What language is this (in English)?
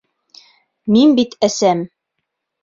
Bashkir